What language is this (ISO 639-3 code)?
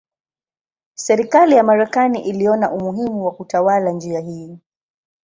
swa